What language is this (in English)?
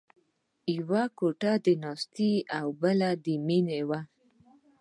Pashto